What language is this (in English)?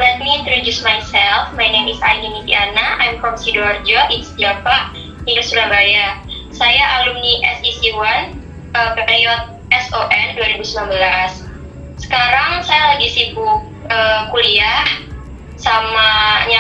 Indonesian